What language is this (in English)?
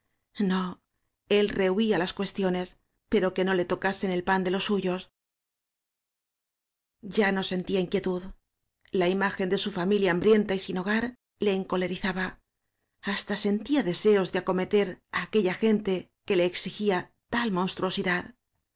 Spanish